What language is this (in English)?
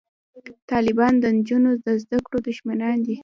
Pashto